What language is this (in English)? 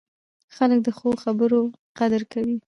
Pashto